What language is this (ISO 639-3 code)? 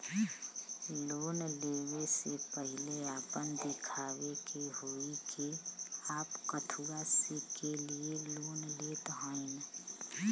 bho